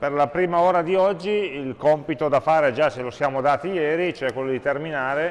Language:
Italian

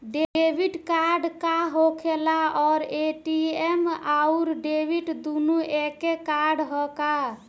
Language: Bhojpuri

